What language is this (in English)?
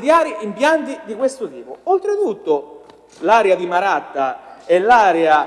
Italian